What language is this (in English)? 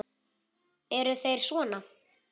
Icelandic